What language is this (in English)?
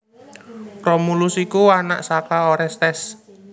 Javanese